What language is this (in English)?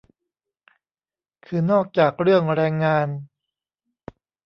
Thai